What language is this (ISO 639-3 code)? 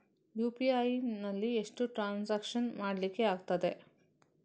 kan